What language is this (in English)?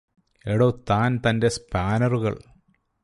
Malayalam